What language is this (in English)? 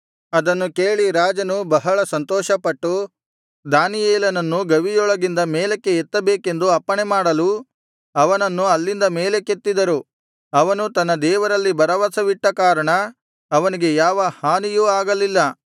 Kannada